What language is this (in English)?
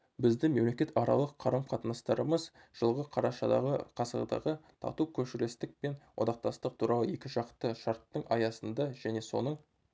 Kazakh